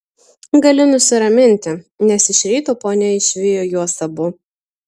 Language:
Lithuanian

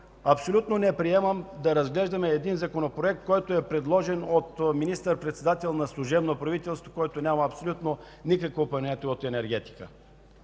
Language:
Bulgarian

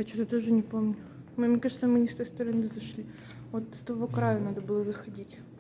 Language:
Russian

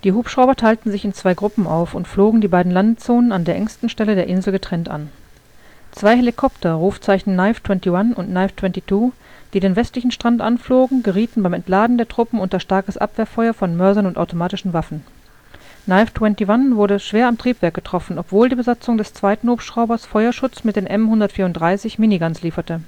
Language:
German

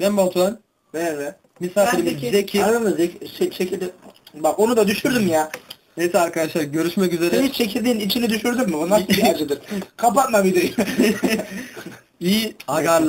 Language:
Turkish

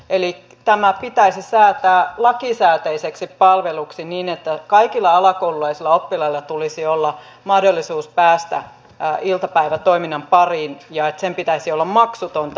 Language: Finnish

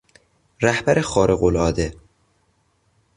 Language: Persian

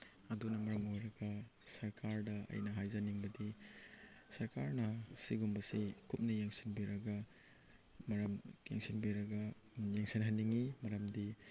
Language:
Manipuri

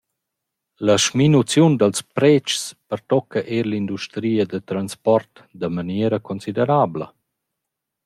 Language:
Romansh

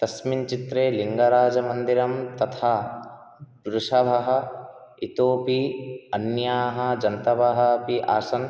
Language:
Sanskrit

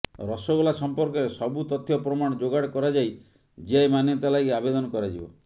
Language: Odia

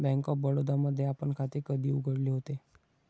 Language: Marathi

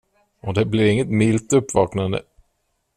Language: Swedish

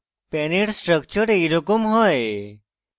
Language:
Bangla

